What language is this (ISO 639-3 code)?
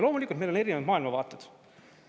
est